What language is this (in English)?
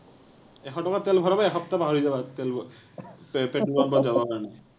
Assamese